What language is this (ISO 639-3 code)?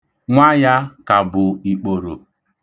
ibo